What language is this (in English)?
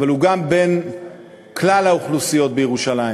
Hebrew